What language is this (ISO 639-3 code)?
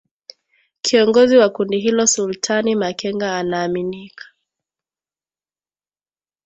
swa